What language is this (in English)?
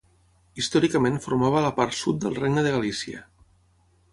Catalan